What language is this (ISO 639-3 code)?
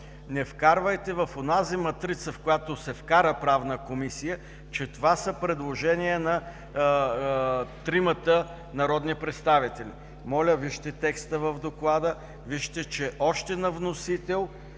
bul